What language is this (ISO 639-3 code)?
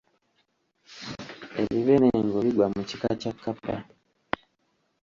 lug